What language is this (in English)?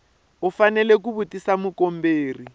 Tsonga